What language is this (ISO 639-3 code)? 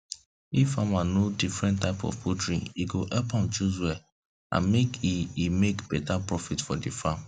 pcm